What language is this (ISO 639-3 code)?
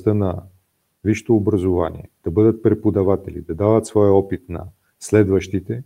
bul